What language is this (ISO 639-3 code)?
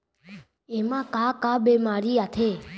hne